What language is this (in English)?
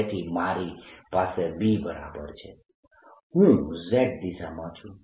Gujarati